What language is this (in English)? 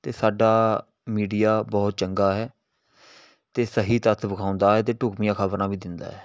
Punjabi